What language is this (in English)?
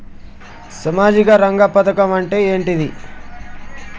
Telugu